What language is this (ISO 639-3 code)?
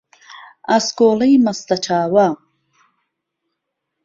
ckb